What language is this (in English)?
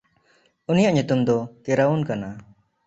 Santali